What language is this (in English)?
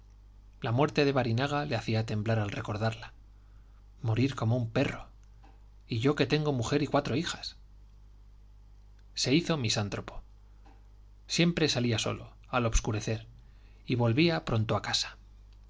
Spanish